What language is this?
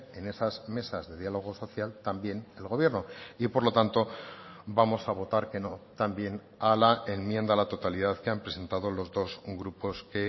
Spanish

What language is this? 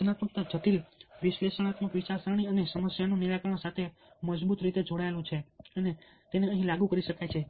Gujarati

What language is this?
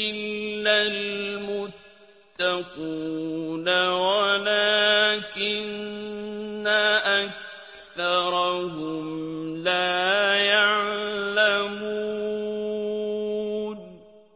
Arabic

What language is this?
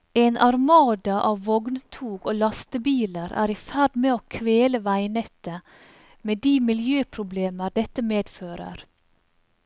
Norwegian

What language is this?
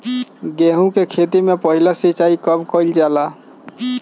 Bhojpuri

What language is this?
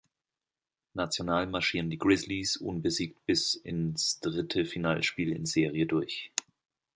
German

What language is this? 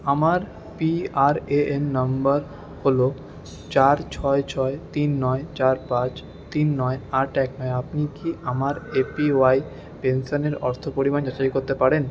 Bangla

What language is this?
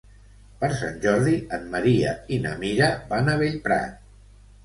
Catalan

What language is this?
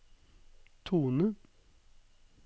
Norwegian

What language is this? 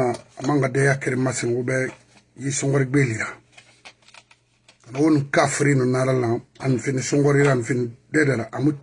French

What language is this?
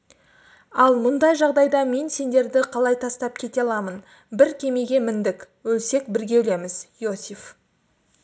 Kazakh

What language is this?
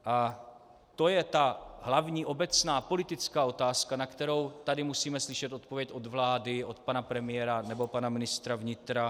Czech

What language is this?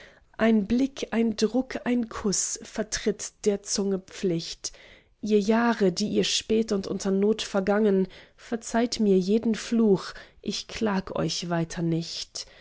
German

